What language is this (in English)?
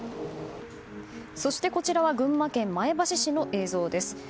Japanese